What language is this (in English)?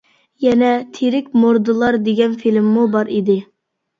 Uyghur